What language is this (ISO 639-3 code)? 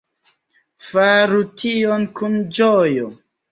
epo